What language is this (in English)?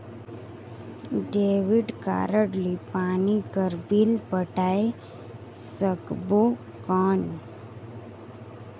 Chhattisgarhi